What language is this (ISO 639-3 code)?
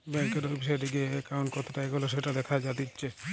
ben